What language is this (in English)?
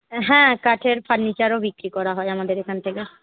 Bangla